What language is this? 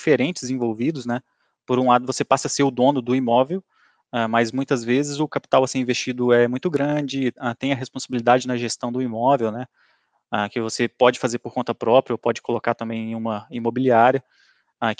Portuguese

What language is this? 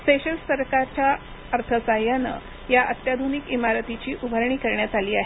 Marathi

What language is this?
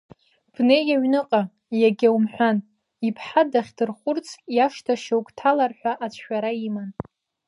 Abkhazian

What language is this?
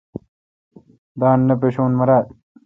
Kalkoti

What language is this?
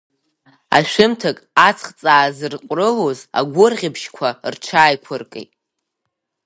Abkhazian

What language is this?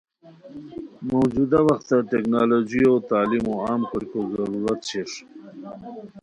Khowar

